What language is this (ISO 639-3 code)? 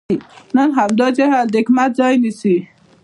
pus